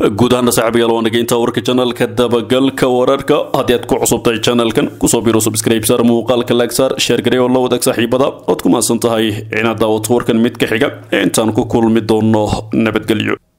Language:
Arabic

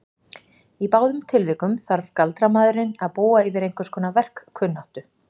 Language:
Icelandic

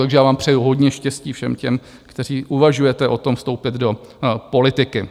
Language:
Czech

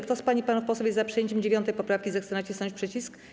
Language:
Polish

